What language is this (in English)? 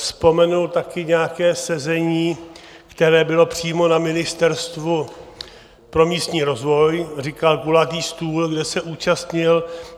Czech